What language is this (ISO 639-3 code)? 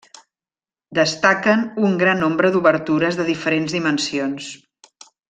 cat